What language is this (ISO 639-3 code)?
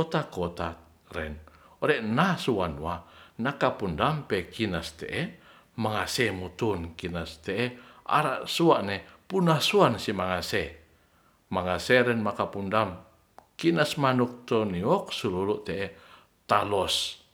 rth